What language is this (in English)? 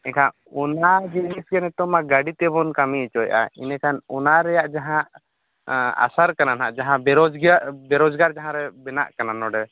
Santali